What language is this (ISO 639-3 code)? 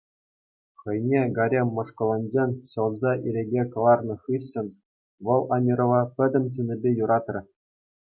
chv